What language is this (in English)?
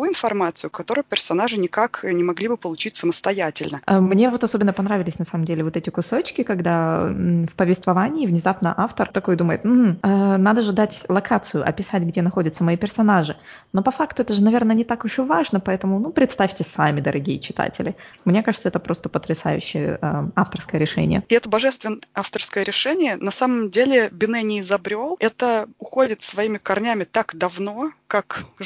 Russian